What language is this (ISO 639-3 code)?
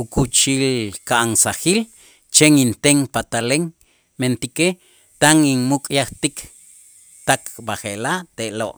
itz